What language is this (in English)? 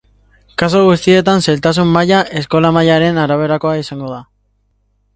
Basque